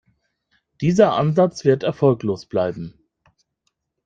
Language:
German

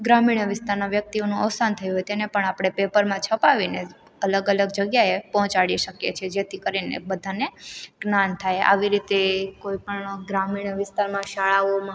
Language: Gujarati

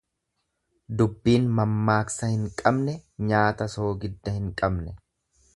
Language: Oromo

